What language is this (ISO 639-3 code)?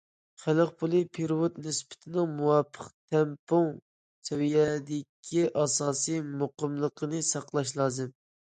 uig